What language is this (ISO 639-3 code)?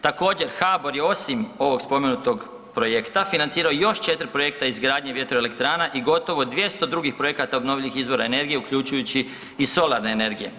hrv